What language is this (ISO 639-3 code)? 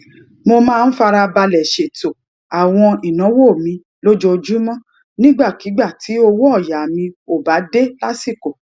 yor